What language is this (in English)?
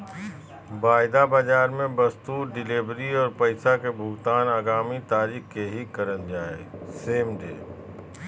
Magahi